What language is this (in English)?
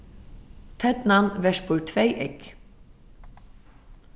Faroese